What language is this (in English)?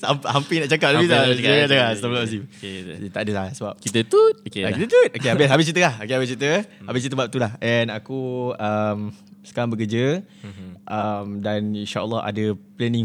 Malay